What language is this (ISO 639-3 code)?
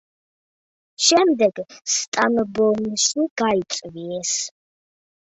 kat